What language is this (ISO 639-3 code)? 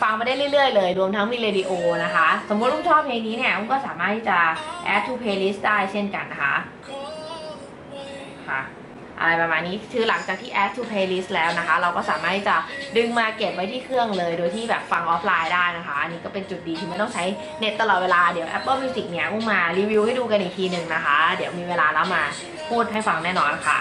tha